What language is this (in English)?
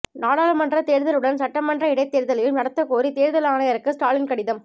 Tamil